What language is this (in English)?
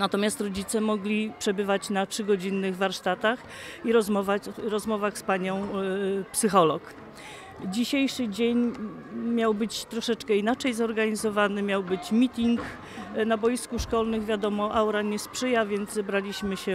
Polish